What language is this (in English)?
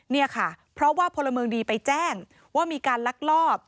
Thai